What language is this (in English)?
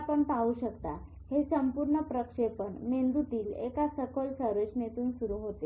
Marathi